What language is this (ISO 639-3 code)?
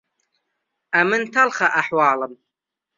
ckb